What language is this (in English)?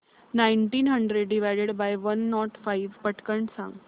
Marathi